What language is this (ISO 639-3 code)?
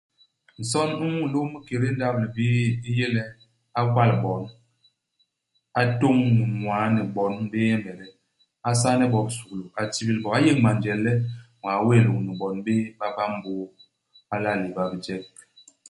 bas